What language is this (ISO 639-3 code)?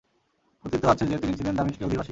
ben